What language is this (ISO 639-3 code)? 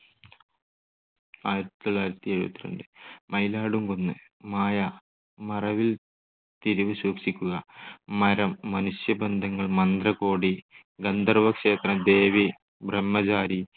mal